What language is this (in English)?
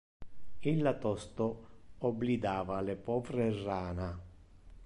Interlingua